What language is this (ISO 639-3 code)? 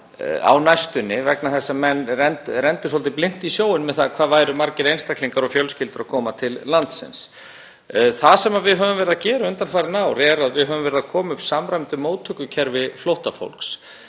isl